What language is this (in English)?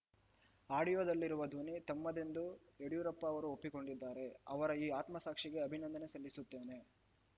Kannada